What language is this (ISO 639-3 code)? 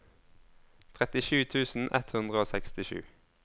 nor